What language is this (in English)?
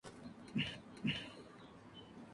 Spanish